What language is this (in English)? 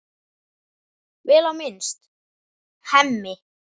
Icelandic